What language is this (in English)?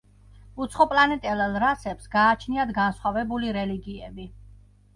Georgian